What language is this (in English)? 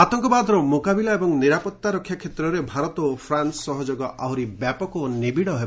Odia